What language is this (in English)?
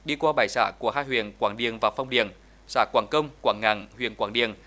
Vietnamese